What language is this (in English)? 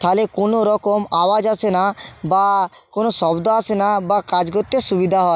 Bangla